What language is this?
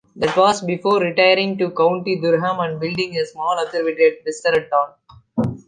English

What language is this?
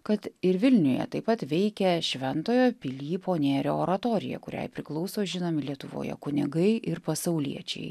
Lithuanian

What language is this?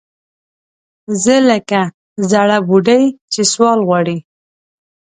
Pashto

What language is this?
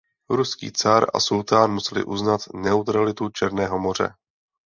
Czech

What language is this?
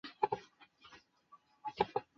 Chinese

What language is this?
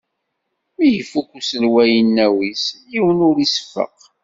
Kabyle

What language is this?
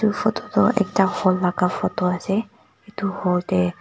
Naga Pidgin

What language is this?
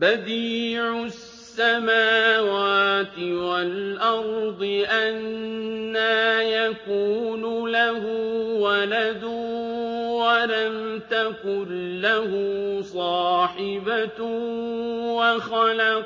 Arabic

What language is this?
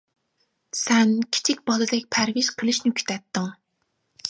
Uyghur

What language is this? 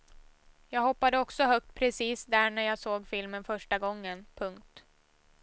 Swedish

